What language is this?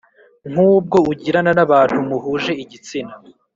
Kinyarwanda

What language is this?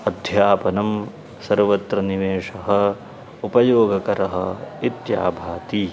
Sanskrit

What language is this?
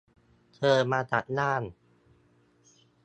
Thai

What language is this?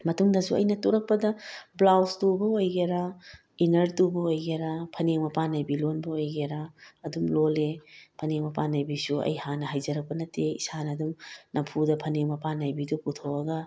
Manipuri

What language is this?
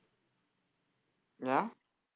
Tamil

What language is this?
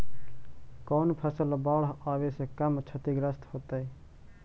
Magahi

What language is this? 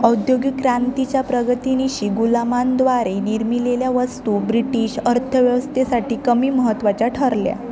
Marathi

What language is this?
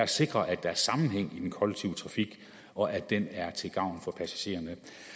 Danish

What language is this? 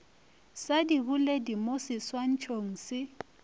Northern Sotho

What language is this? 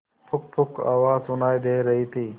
Hindi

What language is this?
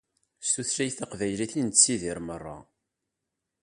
Kabyle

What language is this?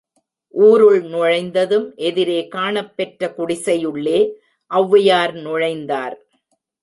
Tamil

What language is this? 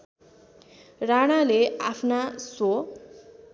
Nepali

